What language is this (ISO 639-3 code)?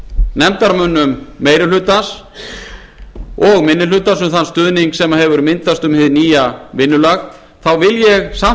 isl